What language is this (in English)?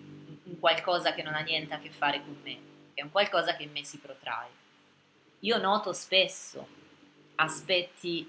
Italian